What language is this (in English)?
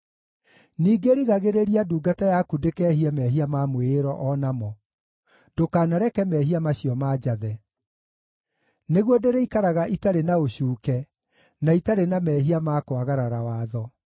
Kikuyu